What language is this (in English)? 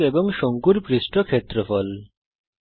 Bangla